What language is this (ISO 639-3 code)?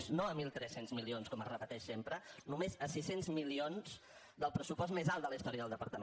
cat